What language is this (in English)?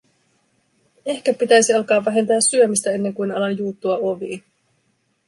Finnish